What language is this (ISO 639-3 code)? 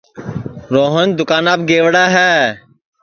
ssi